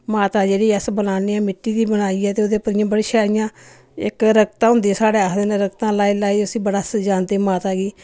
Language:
Dogri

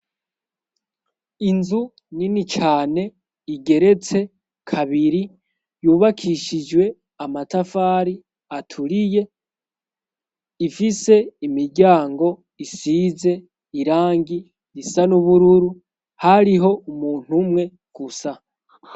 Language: Rundi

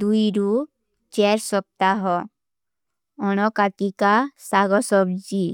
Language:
Kui (India)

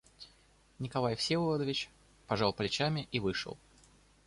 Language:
Russian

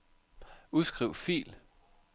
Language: Danish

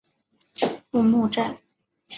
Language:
Chinese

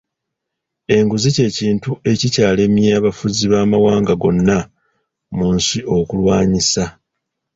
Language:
Ganda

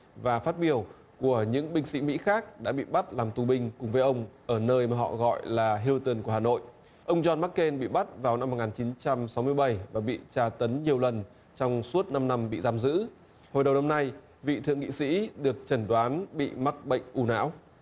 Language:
Vietnamese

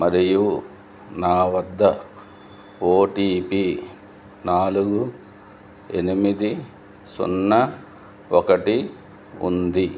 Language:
Telugu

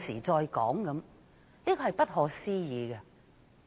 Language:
Cantonese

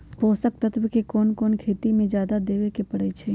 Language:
Magahi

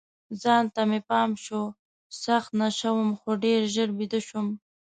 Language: Pashto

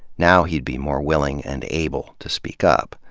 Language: English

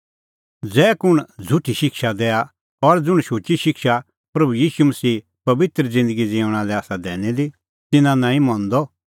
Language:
Kullu Pahari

